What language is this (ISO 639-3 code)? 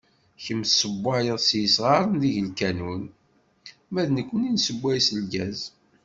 kab